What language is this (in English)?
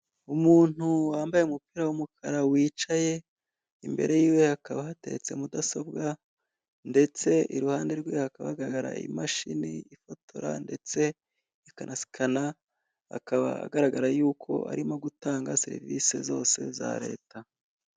Kinyarwanda